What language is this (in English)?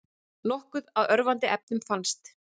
Icelandic